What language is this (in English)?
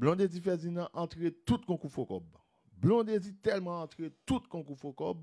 French